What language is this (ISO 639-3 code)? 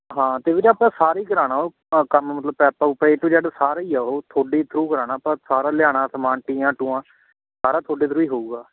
pan